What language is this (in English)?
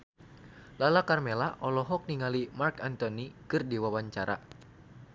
Sundanese